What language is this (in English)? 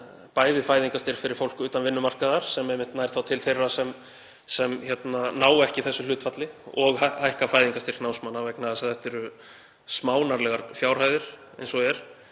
Icelandic